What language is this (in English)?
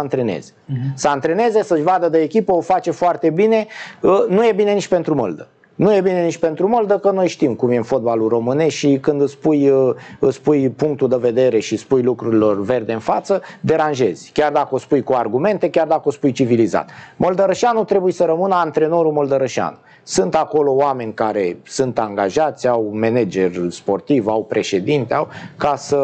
Romanian